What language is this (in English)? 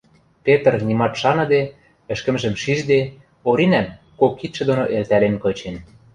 Western Mari